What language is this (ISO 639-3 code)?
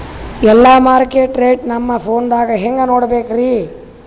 kan